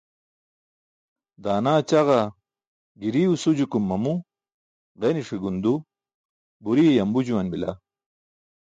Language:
Burushaski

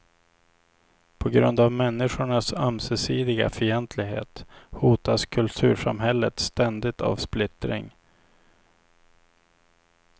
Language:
Swedish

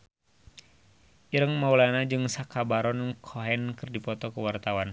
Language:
Sundanese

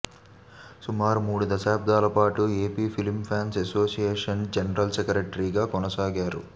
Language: Telugu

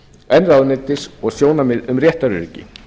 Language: Icelandic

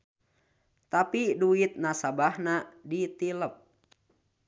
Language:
Sundanese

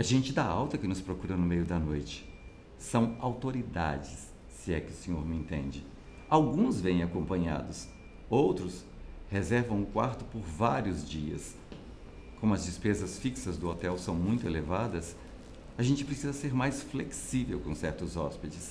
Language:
Portuguese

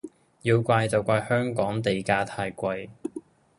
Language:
Cantonese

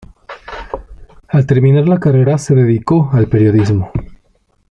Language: Spanish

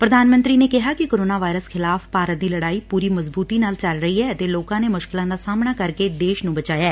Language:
Punjabi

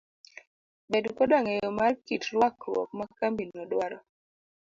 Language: Luo (Kenya and Tanzania)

